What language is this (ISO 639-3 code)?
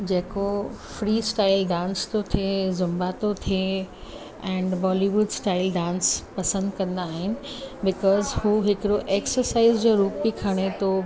snd